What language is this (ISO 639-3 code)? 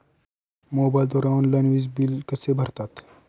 mar